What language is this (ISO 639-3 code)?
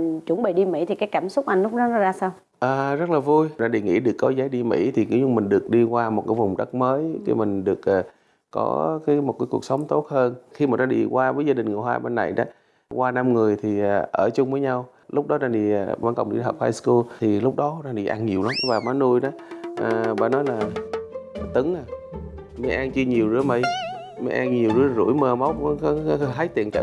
vie